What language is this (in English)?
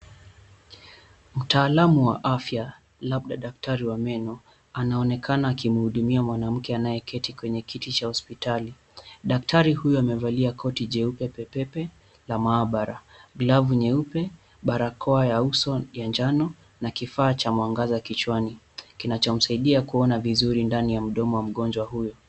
Swahili